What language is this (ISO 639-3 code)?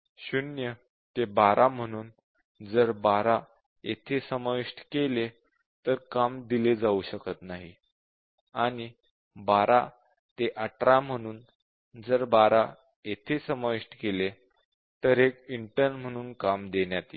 mar